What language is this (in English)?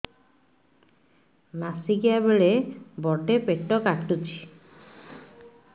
Odia